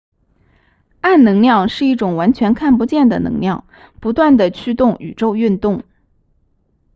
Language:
Chinese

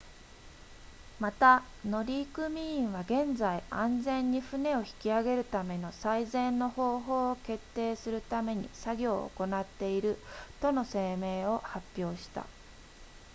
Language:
Japanese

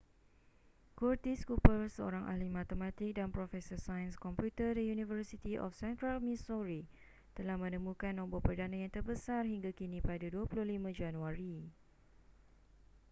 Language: Malay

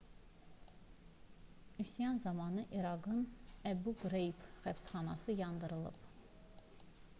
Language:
Azerbaijani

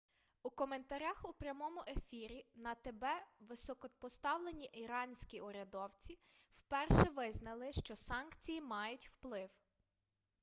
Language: Ukrainian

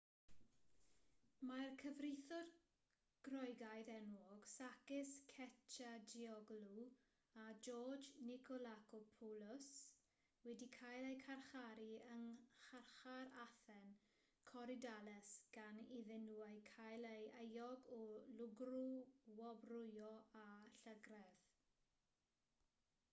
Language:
Welsh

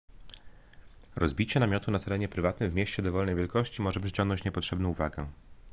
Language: Polish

